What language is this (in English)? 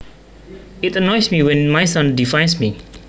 Javanese